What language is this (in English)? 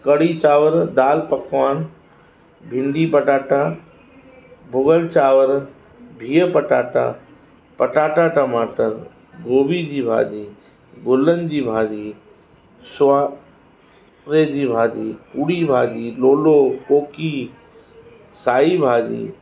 Sindhi